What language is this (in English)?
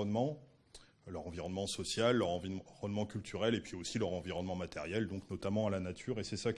French